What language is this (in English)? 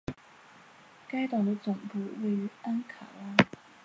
Chinese